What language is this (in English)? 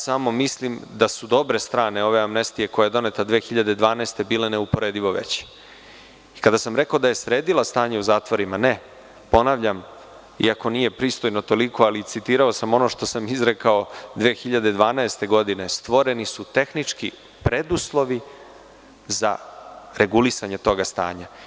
Serbian